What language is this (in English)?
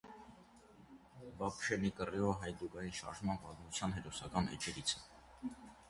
Armenian